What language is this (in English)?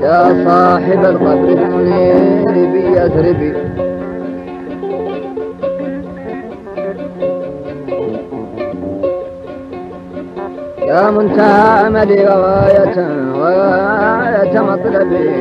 Arabic